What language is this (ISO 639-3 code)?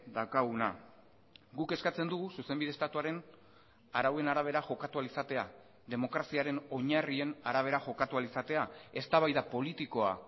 eus